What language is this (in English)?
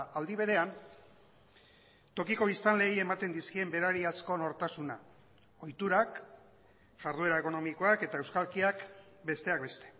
Basque